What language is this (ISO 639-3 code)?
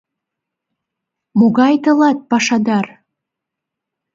chm